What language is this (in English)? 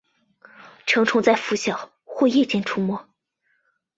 Chinese